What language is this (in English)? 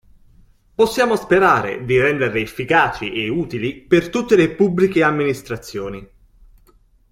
Italian